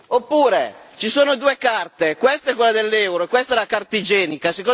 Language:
Italian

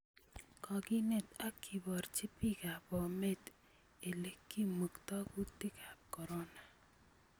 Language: Kalenjin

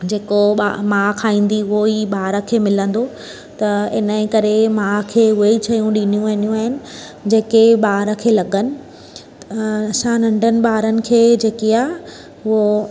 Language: Sindhi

